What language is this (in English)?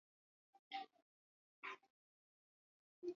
Swahili